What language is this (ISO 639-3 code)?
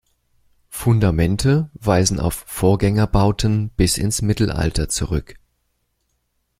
deu